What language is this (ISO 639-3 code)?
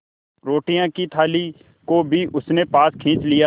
hin